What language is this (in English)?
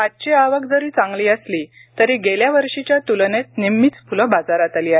Marathi